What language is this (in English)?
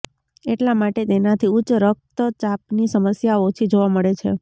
Gujarati